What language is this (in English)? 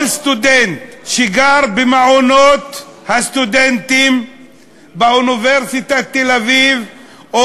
Hebrew